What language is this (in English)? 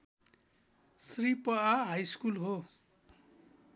Nepali